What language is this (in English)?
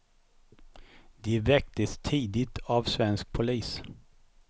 Swedish